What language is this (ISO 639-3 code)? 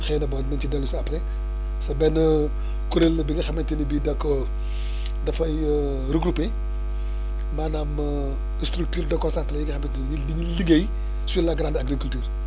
wol